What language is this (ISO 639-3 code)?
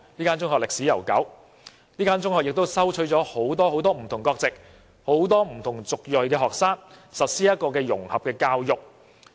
yue